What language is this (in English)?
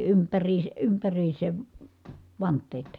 Finnish